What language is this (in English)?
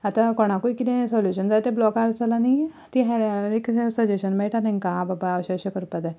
Konkani